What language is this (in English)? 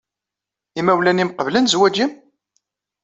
Kabyle